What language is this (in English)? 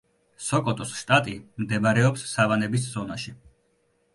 Georgian